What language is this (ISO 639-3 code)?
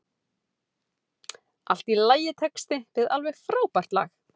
isl